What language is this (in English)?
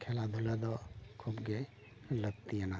Santali